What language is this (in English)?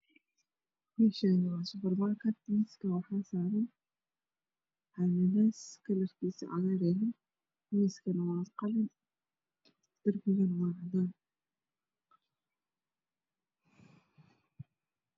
Somali